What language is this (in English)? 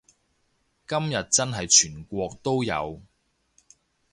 Cantonese